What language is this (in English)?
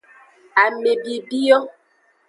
Aja (Benin)